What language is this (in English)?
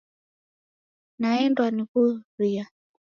Taita